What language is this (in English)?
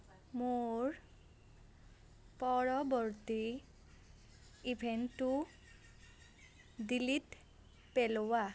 Assamese